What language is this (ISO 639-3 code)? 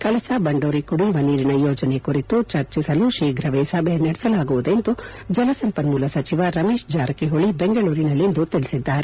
kan